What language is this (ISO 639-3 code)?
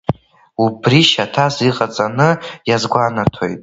abk